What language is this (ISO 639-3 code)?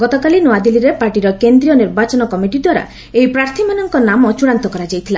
ori